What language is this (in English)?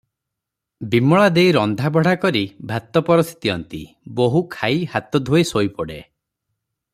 Odia